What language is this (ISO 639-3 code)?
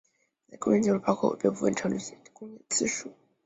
zho